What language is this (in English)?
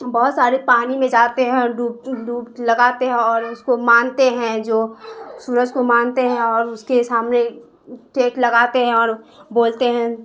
Urdu